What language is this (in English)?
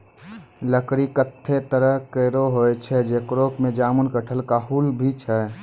Maithili